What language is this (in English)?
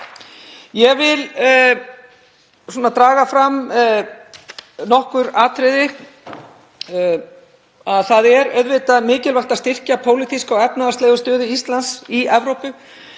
Icelandic